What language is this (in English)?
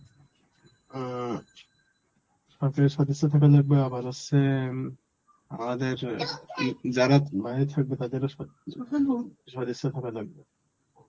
Bangla